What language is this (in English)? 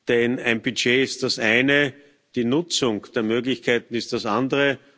German